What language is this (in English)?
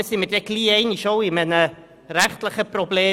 Swiss German